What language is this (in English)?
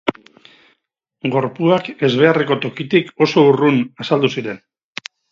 Basque